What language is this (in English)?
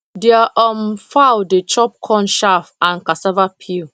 Nigerian Pidgin